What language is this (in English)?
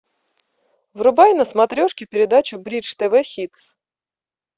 Russian